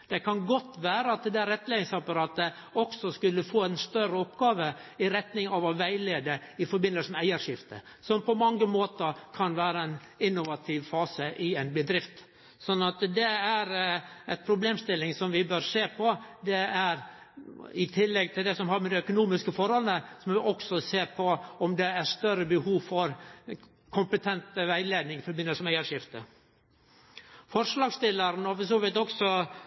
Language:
Norwegian Nynorsk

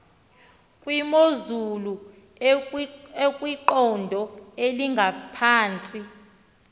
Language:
Xhosa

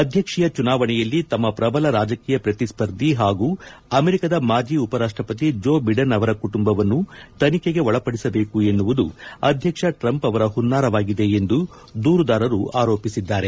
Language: Kannada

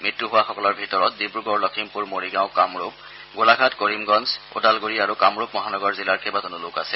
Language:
Assamese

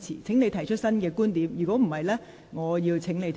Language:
Cantonese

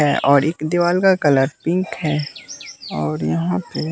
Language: Hindi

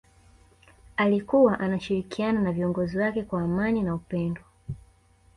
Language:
Swahili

